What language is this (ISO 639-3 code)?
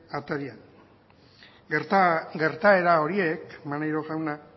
eus